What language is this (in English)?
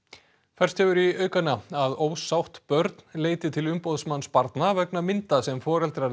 Icelandic